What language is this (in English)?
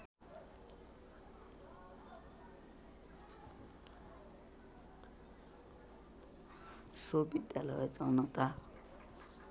Nepali